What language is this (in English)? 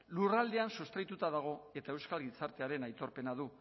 Basque